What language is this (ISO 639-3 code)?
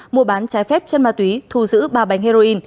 vie